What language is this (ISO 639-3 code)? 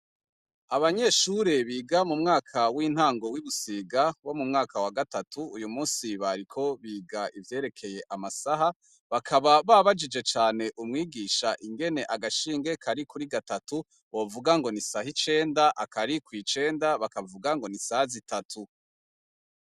run